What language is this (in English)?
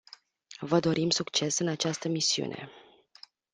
Romanian